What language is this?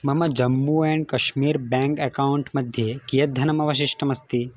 Sanskrit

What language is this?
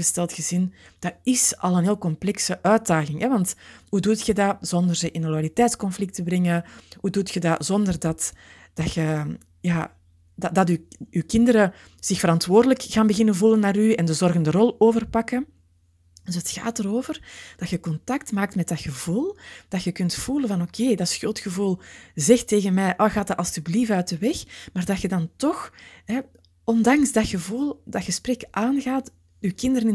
Dutch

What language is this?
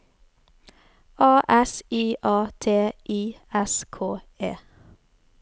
Norwegian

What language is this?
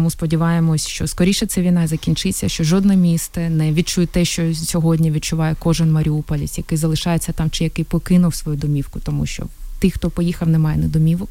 Ukrainian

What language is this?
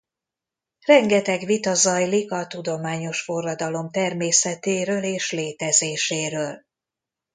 Hungarian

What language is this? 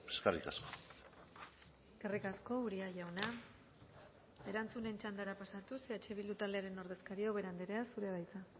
Basque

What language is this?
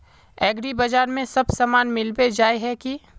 Magahi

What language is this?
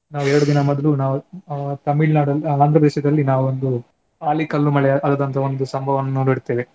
Kannada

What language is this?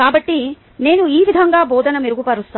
Telugu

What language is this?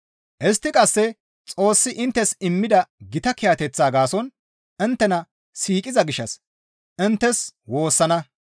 Gamo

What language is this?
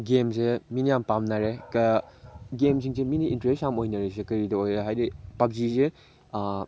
Manipuri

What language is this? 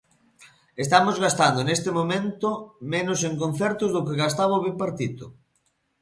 Galician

